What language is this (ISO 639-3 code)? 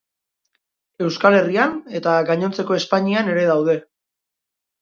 eus